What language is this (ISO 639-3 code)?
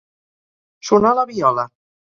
cat